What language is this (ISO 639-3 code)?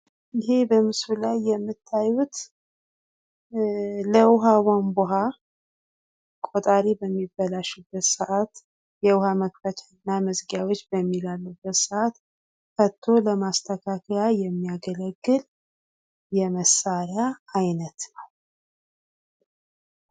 amh